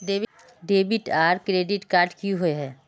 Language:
Magahi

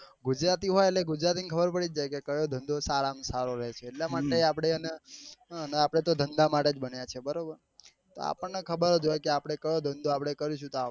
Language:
Gujarati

